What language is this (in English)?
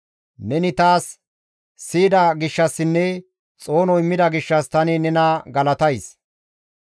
Gamo